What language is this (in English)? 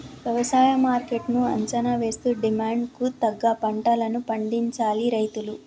Telugu